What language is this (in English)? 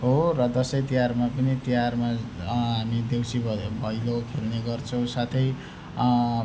Nepali